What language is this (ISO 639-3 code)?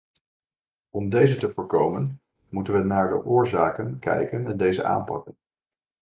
nld